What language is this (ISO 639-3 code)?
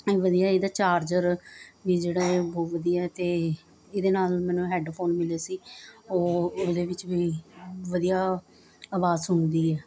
pan